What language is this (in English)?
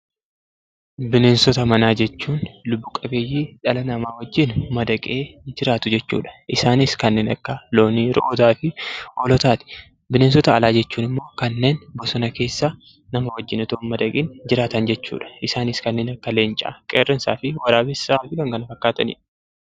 Oromo